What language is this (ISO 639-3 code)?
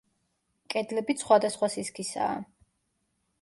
kat